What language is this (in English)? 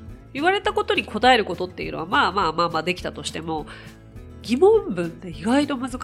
Japanese